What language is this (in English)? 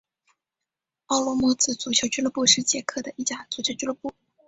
Chinese